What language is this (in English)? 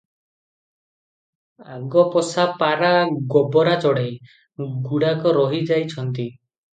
Odia